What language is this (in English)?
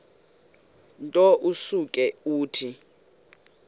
Xhosa